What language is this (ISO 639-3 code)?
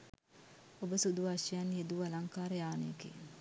sin